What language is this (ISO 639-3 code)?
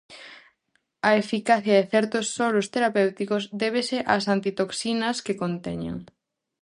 glg